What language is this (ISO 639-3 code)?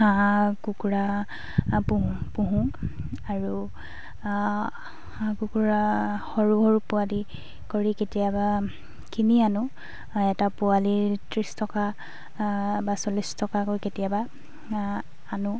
asm